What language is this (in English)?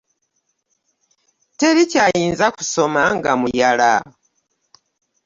Ganda